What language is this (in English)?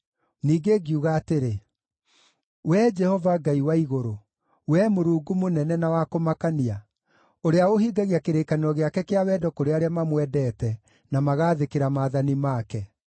Kikuyu